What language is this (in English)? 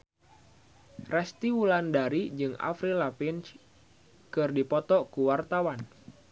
Sundanese